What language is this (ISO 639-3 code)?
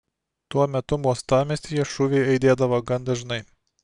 lit